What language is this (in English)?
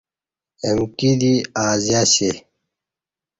Kati